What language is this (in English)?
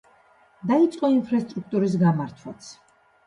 Georgian